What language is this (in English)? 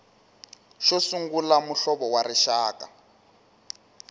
Tsonga